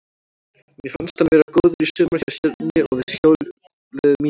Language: Icelandic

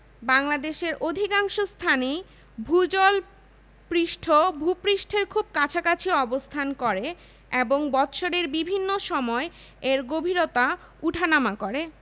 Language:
Bangla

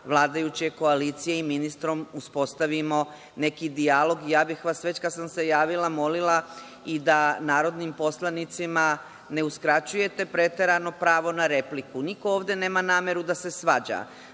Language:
Serbian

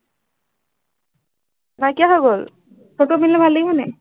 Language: Assamese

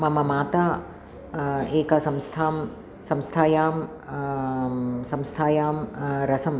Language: Sanskrit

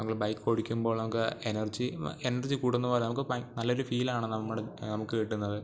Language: Malayalam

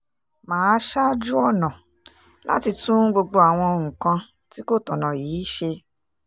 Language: Yoruba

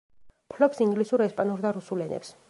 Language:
Georgian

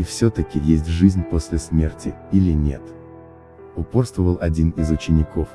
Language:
Russian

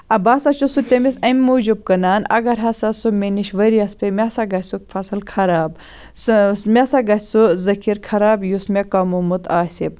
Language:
Kashmiri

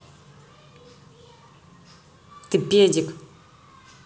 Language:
Russian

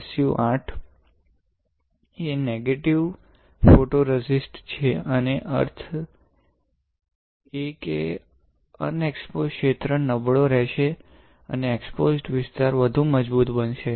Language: Gujarati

